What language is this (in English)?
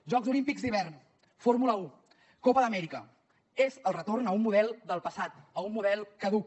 Catalan